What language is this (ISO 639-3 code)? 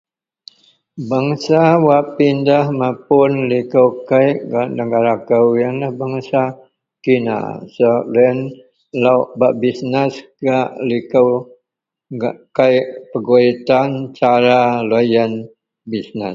mel